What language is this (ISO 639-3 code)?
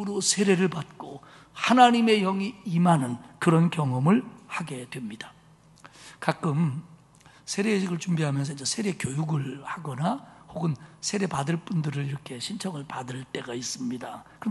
kor